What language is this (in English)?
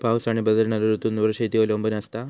Marathi